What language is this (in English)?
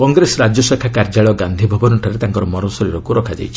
Odia